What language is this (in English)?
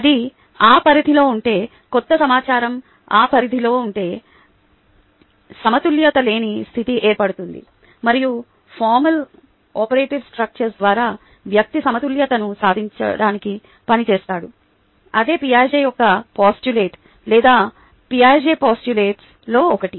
Telugu